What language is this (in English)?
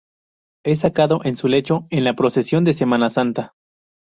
Spanish